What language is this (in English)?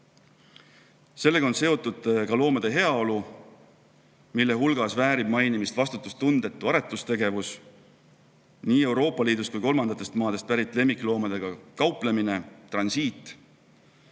Estonian